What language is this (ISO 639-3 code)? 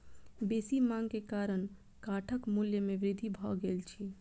mai